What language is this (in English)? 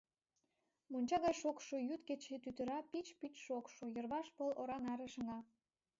Mari